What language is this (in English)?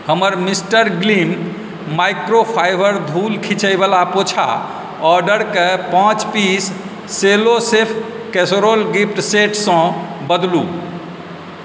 Maithili